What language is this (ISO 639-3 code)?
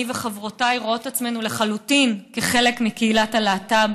heb